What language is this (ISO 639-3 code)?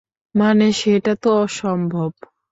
ben